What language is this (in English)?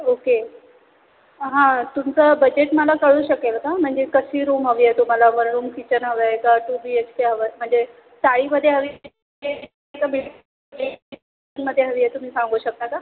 Marathi